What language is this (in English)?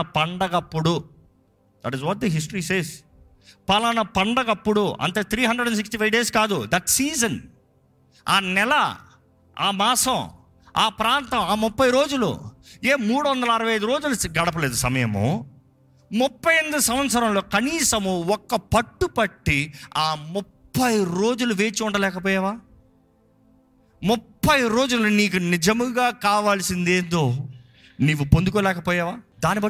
Telugu